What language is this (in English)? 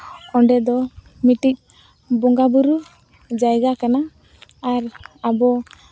Santali